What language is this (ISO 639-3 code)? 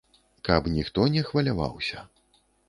bel